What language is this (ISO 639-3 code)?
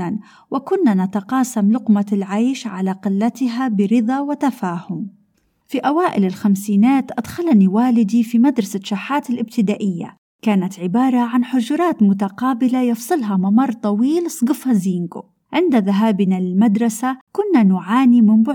ara